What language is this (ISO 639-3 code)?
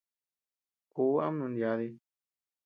cux